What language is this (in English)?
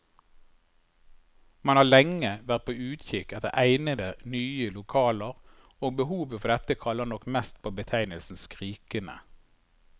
Norwegian